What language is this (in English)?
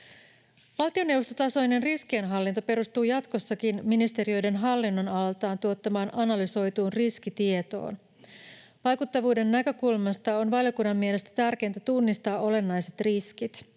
Finnish